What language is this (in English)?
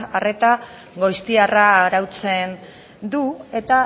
Basque